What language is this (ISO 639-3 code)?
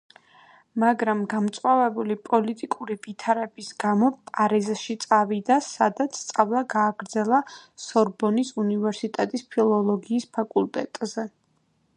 kat